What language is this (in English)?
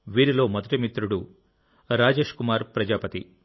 Telugu